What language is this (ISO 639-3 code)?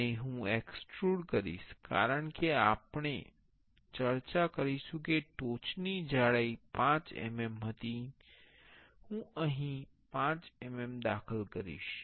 guj